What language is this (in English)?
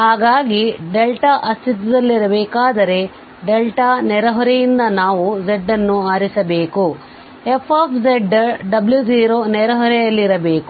Kannada